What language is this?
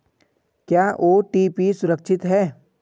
Hindi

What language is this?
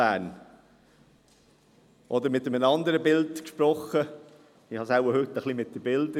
Swiss German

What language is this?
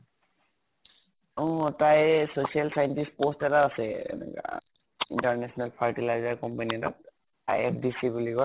Assamese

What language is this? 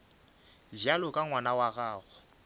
Northern Sotho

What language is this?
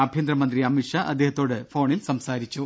Malayalam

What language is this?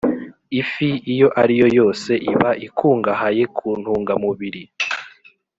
Kinyarwanda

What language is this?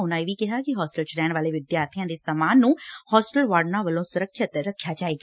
Punjabi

